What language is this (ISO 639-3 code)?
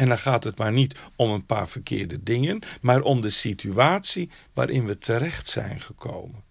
nld